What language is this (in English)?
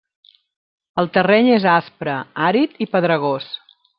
Catalan